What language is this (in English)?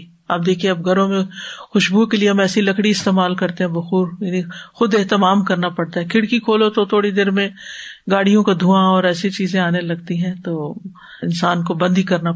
Urdu